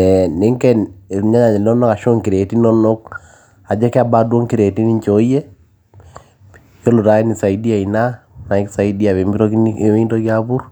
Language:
Masai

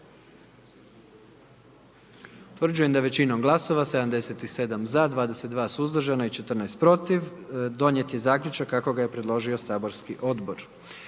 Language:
Croatian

